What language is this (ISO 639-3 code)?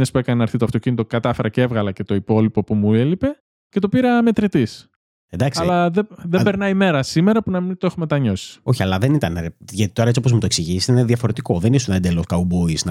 ell